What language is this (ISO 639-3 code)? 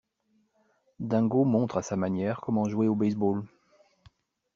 fra